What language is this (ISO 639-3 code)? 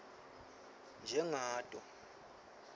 ssw